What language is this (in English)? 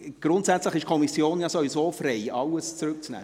Swiss German